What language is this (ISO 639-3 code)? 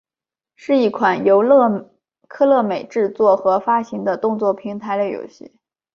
zho